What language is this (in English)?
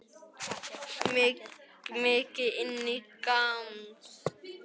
Icelandic